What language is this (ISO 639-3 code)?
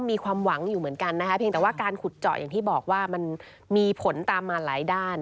tha